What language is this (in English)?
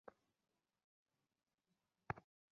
Bangla